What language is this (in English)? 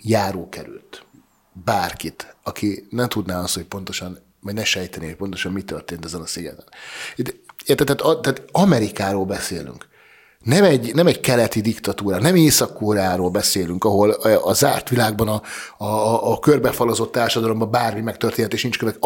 Hungarian